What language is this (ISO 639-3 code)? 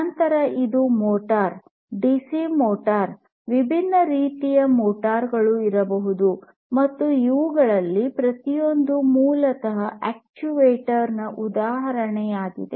kan